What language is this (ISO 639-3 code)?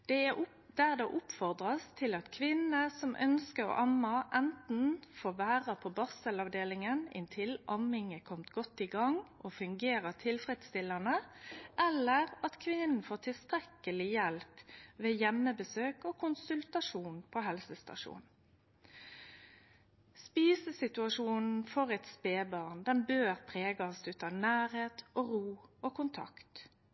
nno